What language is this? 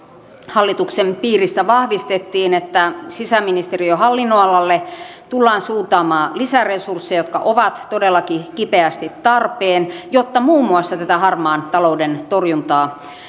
Finnish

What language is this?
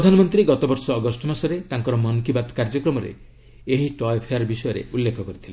Odia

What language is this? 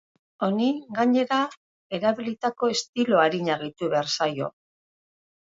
Basque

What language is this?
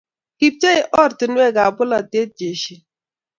Kalenjin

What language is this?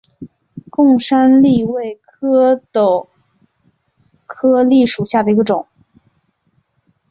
Chinese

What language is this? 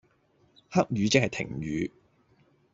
Cantonese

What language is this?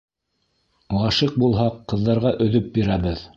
Bashkir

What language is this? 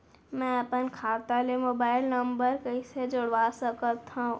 Chhattisgarhi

